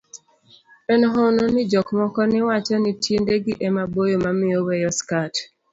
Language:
Luo (Kenya and Tanzania)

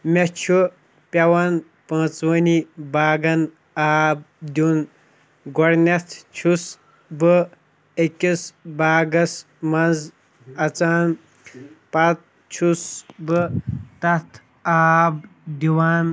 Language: Kashmiri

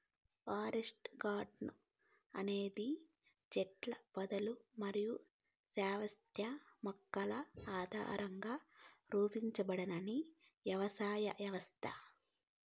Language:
Telugu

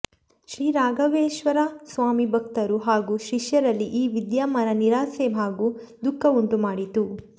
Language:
Kannada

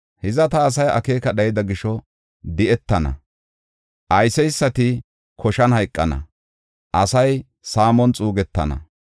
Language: Gofa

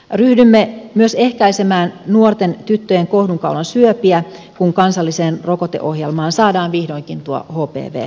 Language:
Finnish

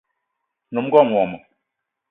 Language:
Eton (Cameroon)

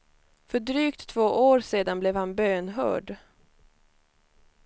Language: Swedish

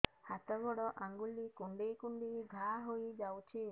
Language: Odia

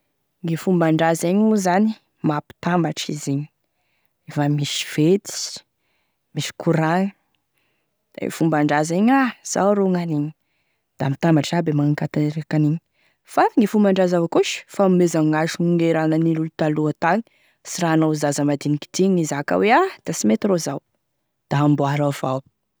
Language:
Tesaka Malagasy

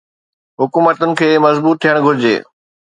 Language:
Sindhi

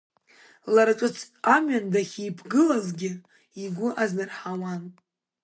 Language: Abkhazian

